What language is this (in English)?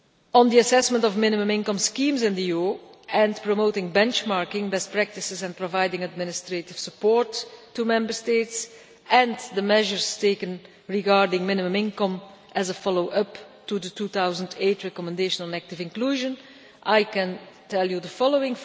English